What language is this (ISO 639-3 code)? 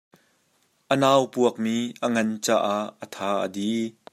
cnh